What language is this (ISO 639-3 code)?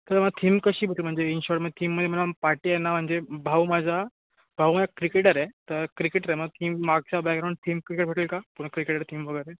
mar